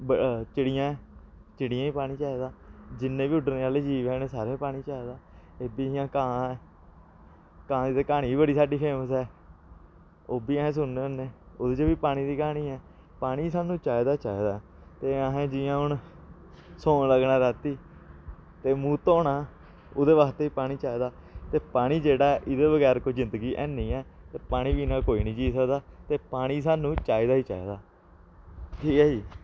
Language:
Dogri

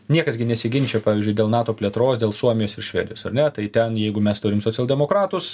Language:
Lithuanian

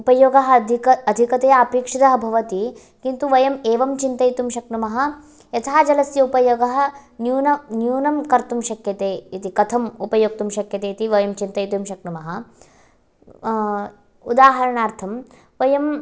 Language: Sanskrit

